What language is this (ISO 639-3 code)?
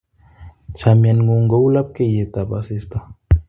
kln